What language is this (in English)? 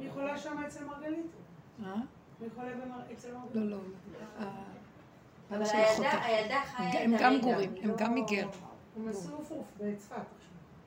Hebrew